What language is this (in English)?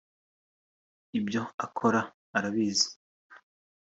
Kinyarwanda